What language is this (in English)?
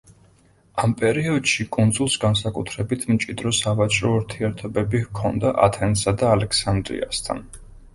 Georgian